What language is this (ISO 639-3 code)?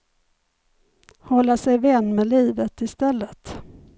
swe